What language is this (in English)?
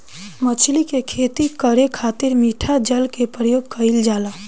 Bhojpuri